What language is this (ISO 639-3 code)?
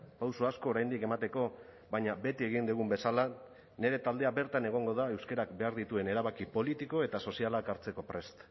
eus